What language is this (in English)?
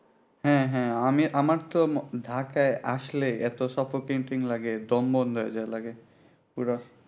Bangla